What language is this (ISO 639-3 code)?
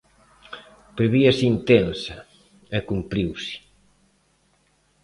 glg